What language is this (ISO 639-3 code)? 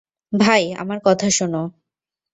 ben